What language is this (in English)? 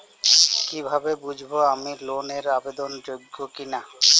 Bangla